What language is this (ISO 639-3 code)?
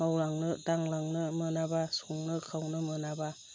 brx